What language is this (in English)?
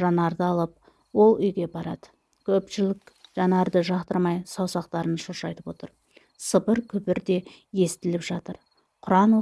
Turkish